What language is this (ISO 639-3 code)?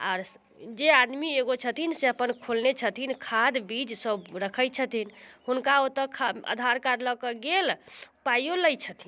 mai